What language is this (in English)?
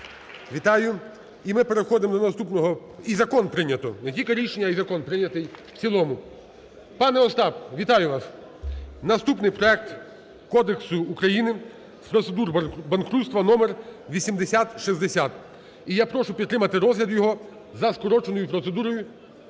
Ukrainian